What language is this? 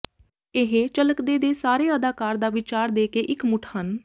Punjabi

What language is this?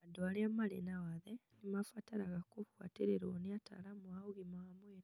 Kikuyu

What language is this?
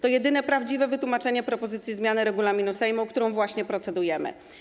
Polish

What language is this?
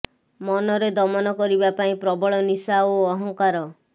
Odia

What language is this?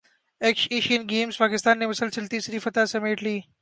Urdu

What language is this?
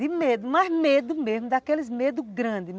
Portuguese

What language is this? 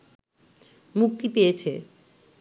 Bangla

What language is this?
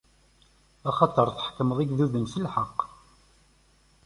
Kabyle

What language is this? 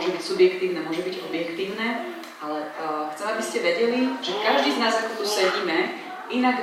Slovak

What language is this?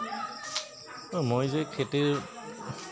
Assamese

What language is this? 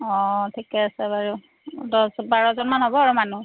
Assamese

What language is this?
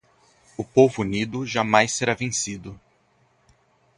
Portuguese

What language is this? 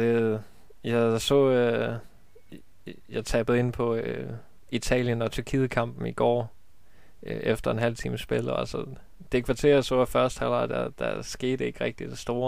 Danish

